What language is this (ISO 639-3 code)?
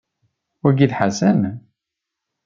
kab